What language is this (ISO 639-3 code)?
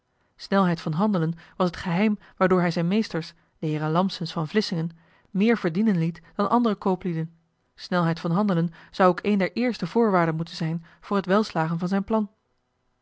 nld